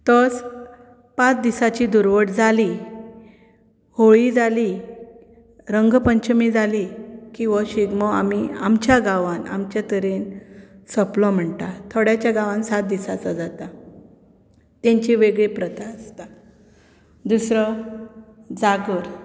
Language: Konkani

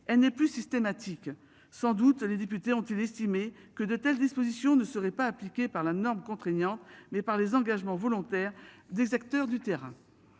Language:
French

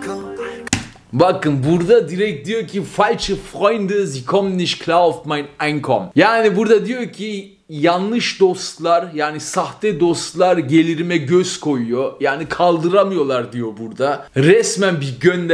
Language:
Turkish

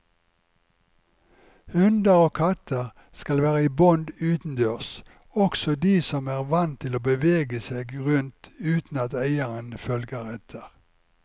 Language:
Norwegian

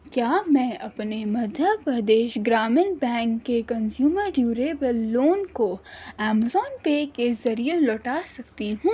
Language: Urdu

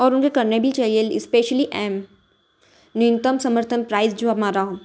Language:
Hindi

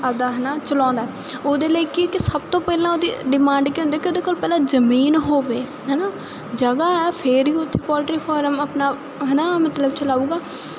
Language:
Punjabi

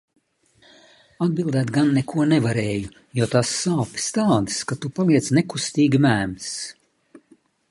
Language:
Latvian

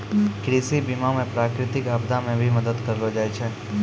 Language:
Maithili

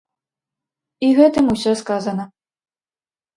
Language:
Belarusian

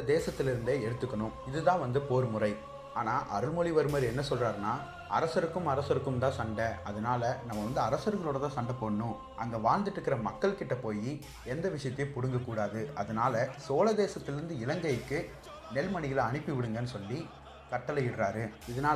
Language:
Tamil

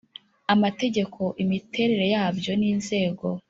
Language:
Kinyarwanda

